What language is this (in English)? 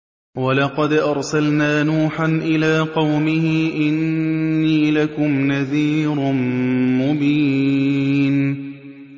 Arabic